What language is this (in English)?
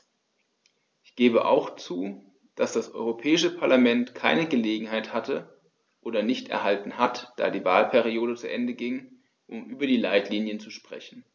German